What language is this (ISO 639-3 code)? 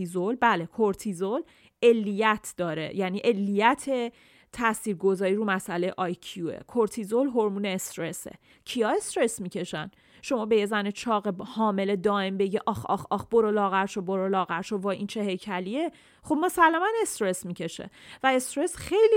fas